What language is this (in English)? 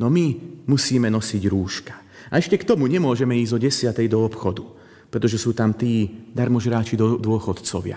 Slovak